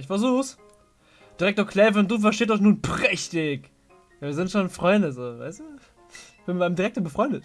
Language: German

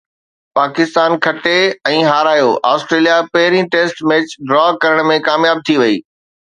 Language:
Sindhi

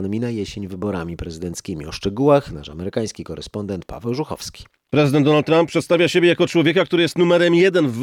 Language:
Polish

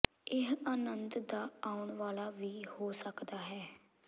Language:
Punjabi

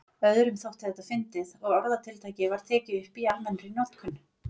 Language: Icelandic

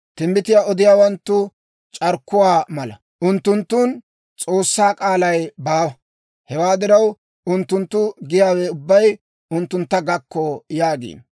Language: Dawro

